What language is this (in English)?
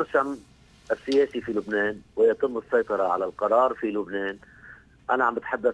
Arabic